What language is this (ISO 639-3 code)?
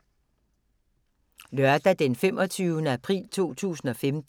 dan